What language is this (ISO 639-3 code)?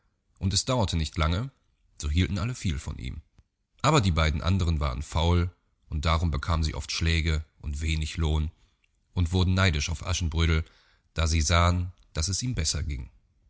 deu